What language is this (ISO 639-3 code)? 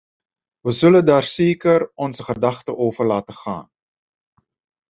nld